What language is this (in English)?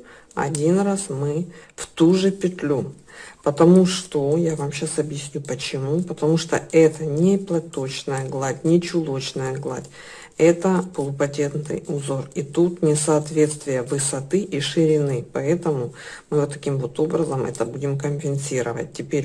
Russian